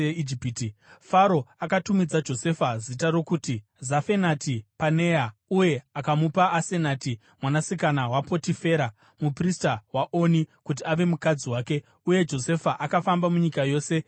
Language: Shona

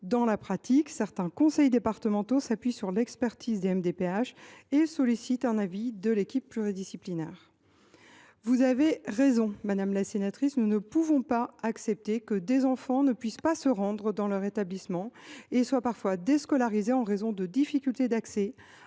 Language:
French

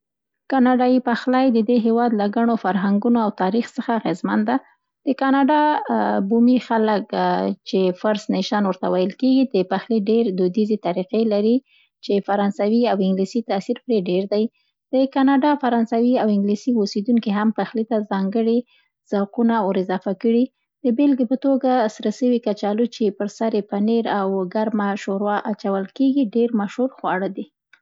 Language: Central Pashto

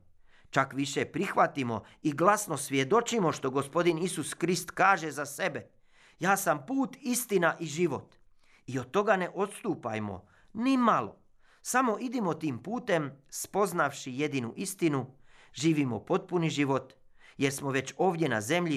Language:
Croatian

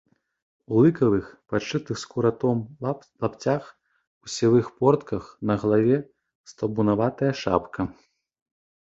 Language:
Belarusian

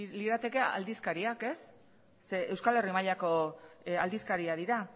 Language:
Basque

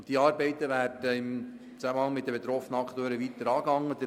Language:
Swiss German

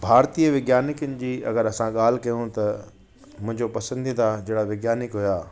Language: Sindhi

